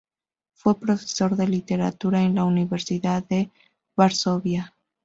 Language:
Spanish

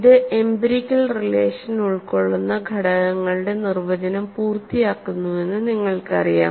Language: Malayalam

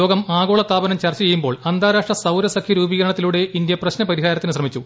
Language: Malayalam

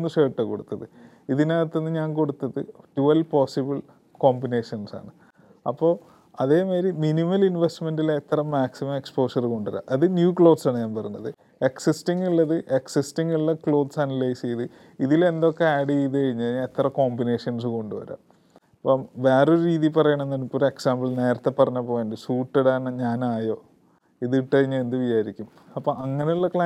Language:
Malayalam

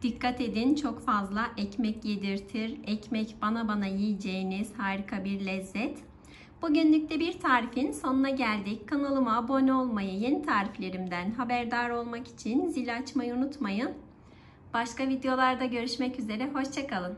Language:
Turkish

